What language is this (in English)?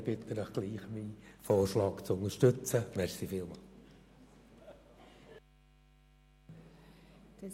Swiss German